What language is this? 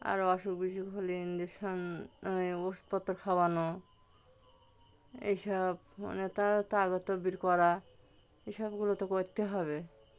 Bangla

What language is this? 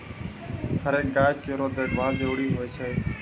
Maithili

